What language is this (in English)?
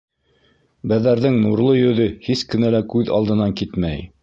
Bashkir